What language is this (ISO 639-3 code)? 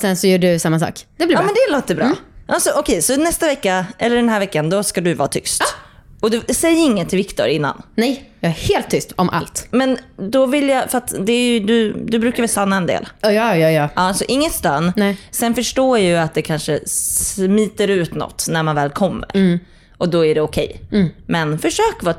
swe